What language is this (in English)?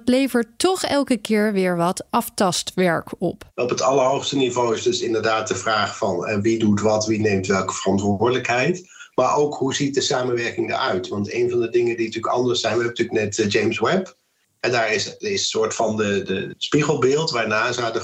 Dutch